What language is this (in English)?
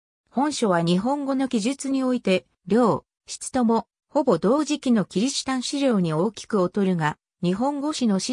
Japanese